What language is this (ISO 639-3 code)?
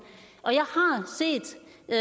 dan